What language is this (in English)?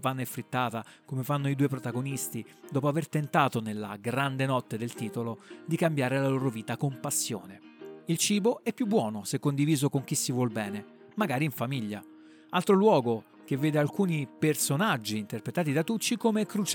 Italian